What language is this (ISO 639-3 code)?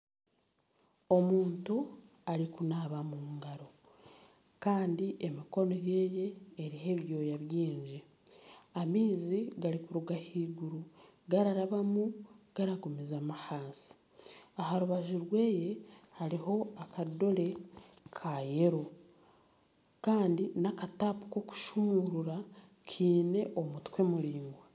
nyn